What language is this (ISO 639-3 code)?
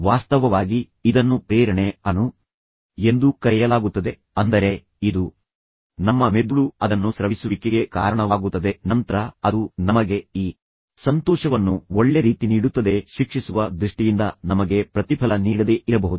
kan